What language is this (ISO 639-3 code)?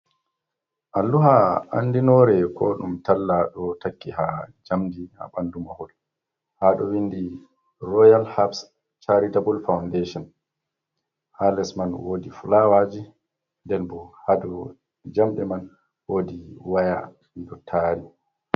ful